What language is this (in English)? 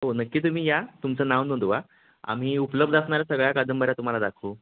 Marathi